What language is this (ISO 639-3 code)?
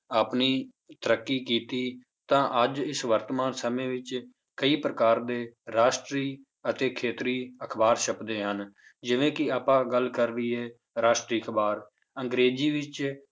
pan